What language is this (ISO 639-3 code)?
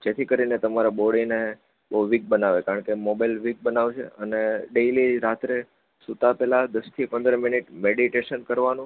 guj